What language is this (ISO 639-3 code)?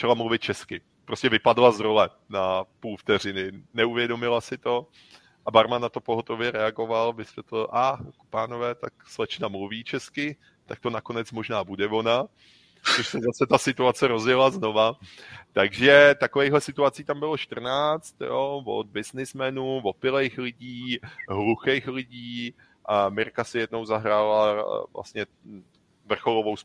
ces